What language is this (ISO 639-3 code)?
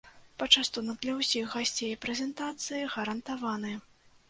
bel